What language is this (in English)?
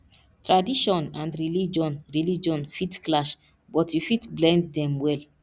Nigerian Pidgin